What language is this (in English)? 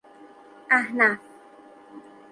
Persian